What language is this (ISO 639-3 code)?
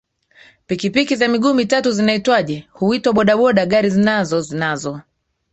swa